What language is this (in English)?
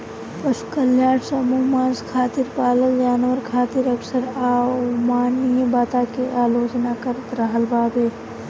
Bhojpuri